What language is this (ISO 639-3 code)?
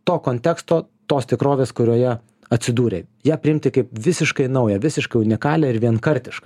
lit